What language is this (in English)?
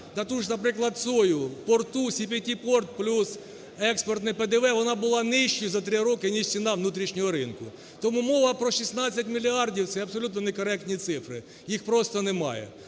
Ukrainian